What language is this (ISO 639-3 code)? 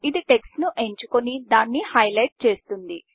tel